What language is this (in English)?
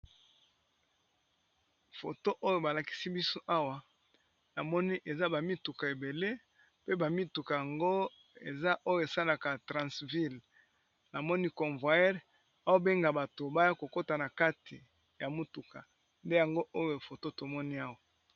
Lingala